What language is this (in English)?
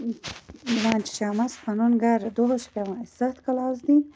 Kashmiri